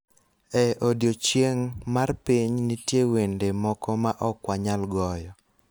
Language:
Luo (Kenya and Tanzania)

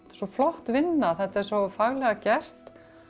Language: Icelandic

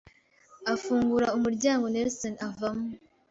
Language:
Kinyarwanda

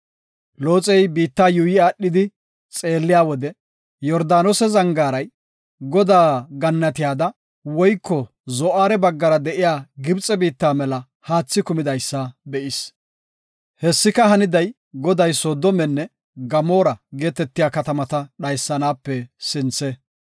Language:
Gofa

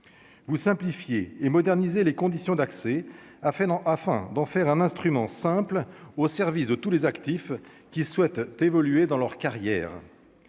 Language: French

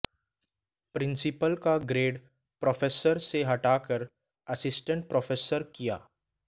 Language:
Hindi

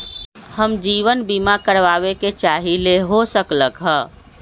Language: Magahi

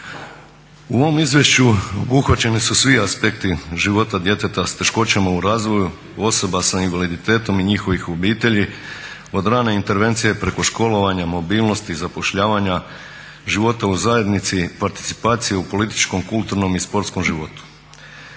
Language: Croatian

